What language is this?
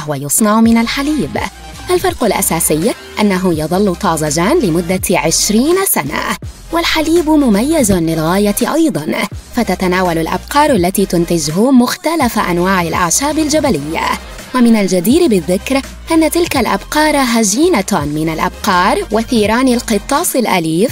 Arabic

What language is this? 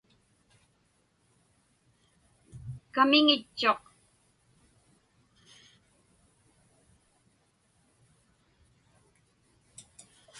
Inupiaq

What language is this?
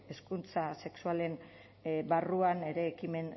Basque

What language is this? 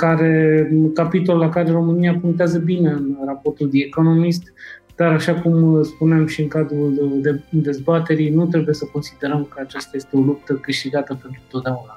Romanian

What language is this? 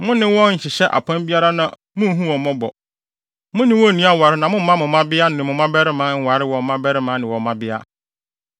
Akan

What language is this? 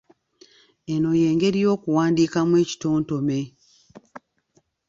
Ganda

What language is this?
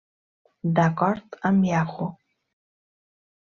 Catalan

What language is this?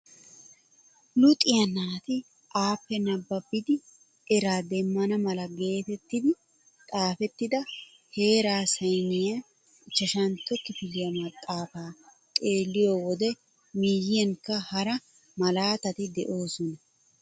Wolaytta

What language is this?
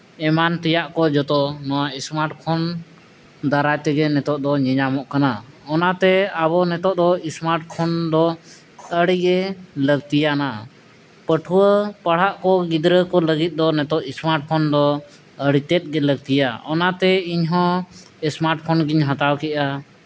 Santali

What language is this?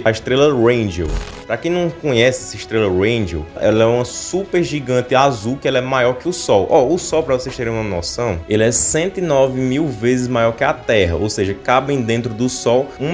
Portuguese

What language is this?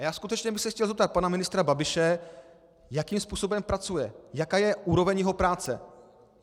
Czech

